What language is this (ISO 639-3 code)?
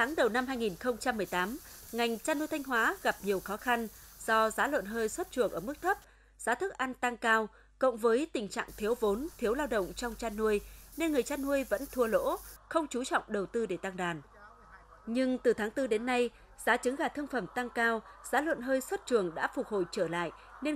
vie